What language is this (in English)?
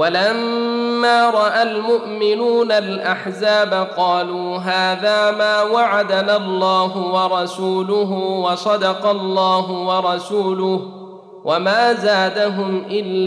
Arabic